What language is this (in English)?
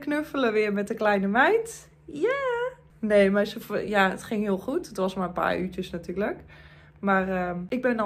Dutch